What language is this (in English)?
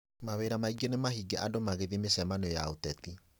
Kikuyu